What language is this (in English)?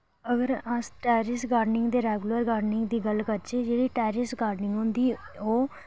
Dogri